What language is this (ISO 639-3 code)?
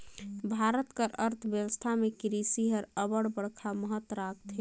hne